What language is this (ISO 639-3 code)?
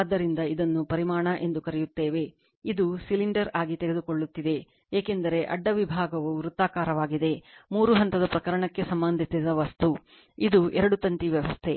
kan